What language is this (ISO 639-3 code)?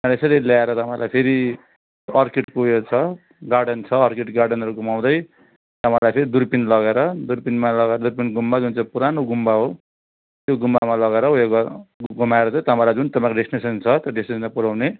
nep